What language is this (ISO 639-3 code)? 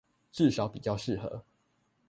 zho